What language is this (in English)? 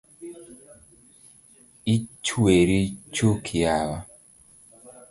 Luo (Kenya and Tanzania)